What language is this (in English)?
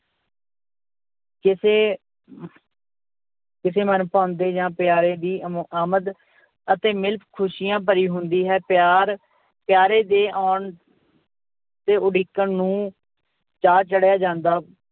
Punjabi